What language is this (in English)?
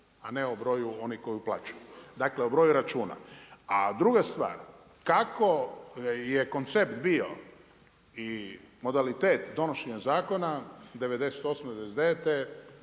Croatian